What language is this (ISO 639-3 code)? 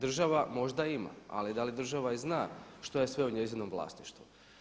hrv